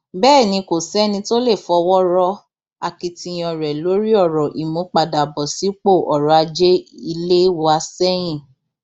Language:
Yoruba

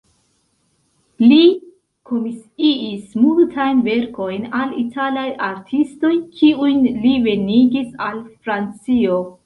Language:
Esperanto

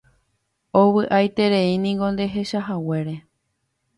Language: Guarani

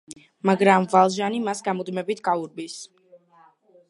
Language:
Georgian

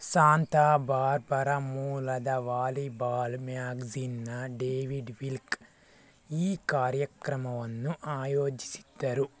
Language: Kannada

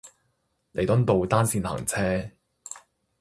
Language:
Cantonese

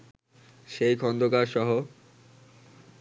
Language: Bangla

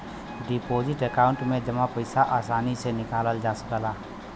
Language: Bhojpuri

